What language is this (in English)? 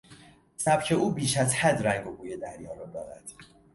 Persian